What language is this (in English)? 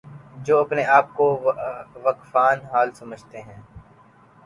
Urdu